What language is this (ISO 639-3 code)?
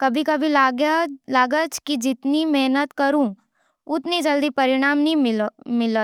noe